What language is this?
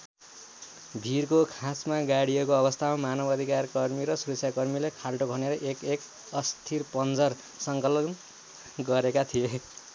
Nepali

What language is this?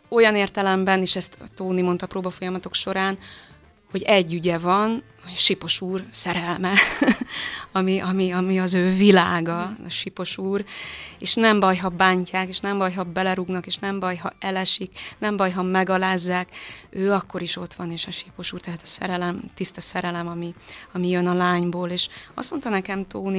Hungarian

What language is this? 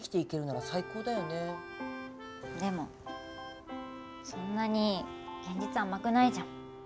Japanese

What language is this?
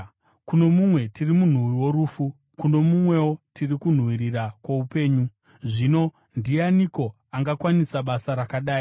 Shona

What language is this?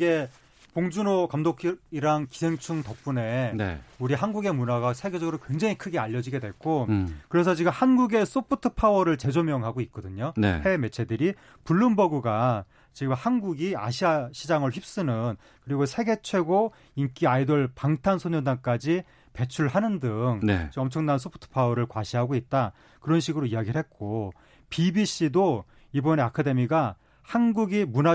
Korean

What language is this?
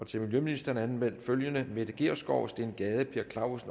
Danish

